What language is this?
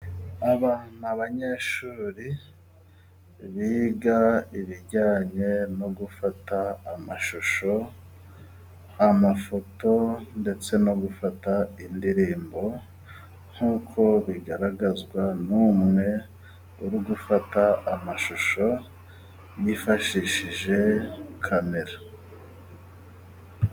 Kinyarwanda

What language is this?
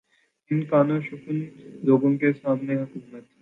Urdu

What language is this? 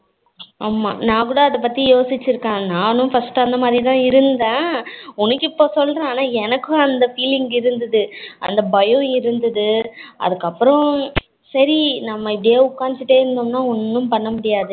Tamil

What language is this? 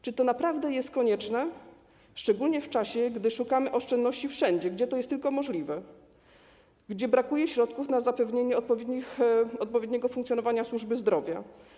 Polish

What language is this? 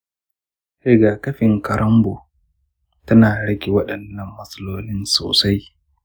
Hausa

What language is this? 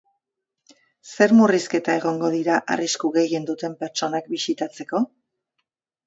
Basque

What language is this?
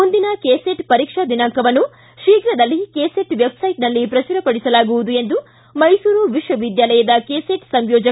Kannada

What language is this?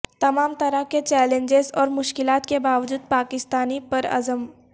Urdu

